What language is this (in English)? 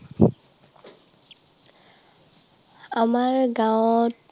Assamese